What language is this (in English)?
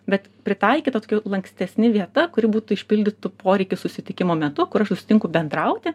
Lithuanian